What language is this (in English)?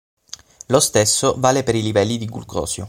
Italian